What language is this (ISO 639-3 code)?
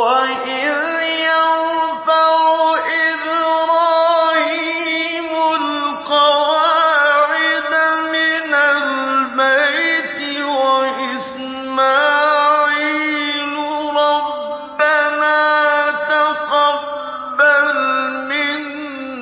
ara